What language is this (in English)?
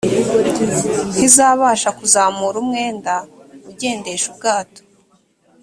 Kinyarwanda